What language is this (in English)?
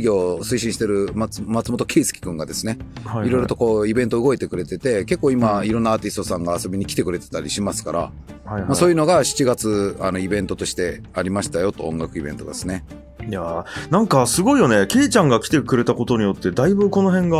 Japanese